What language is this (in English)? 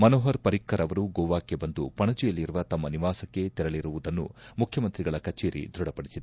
Kannada